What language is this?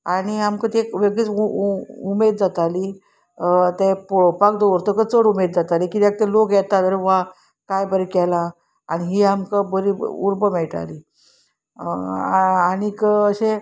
Konkani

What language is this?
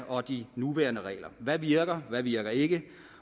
Danish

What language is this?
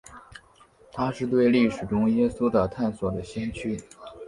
Chinese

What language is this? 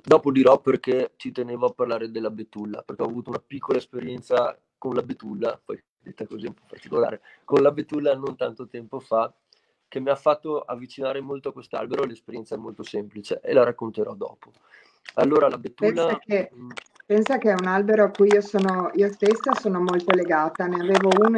Italian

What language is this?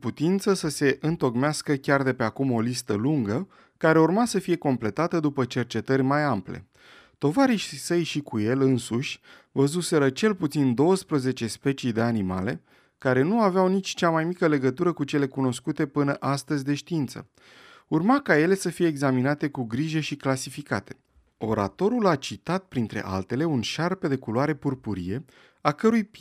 Romanian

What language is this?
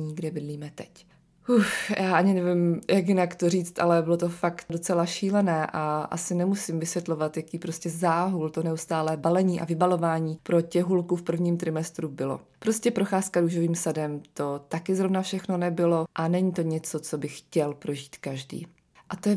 Czech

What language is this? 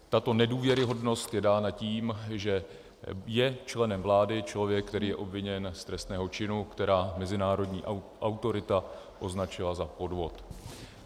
Czech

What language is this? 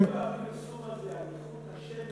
Hebrew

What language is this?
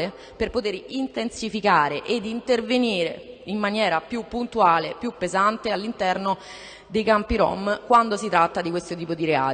Italian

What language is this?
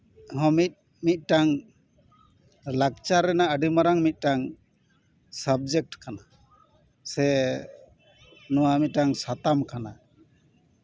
Santali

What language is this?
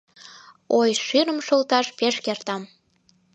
Mari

